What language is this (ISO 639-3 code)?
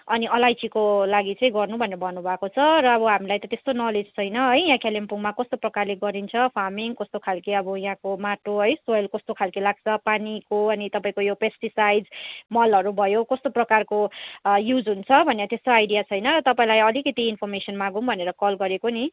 nep